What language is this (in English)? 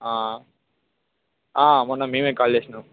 Telugu